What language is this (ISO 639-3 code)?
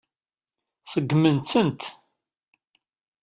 kab